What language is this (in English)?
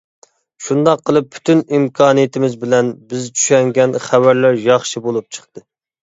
Uyghur